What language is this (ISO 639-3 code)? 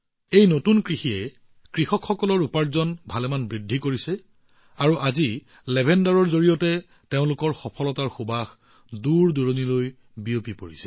asm